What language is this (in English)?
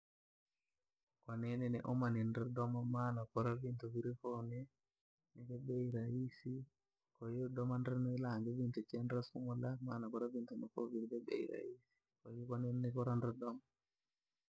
Langi